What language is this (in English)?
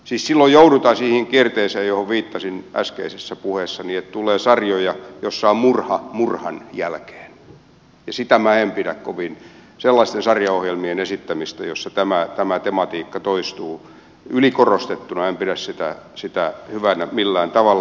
Finnish